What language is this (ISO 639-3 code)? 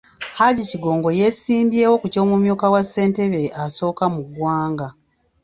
lug